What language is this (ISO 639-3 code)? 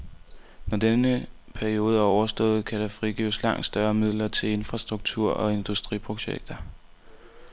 dan